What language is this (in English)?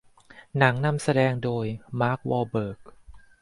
Thai